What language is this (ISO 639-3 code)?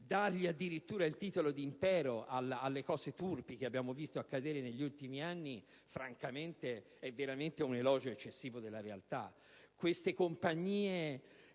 ita